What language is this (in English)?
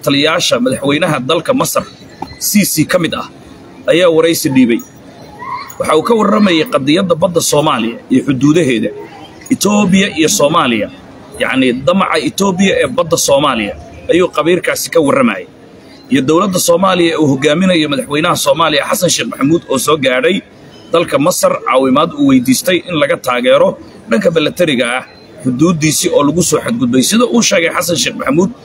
Arabic